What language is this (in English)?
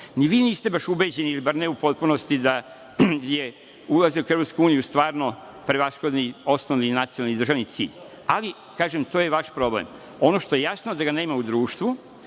Serbian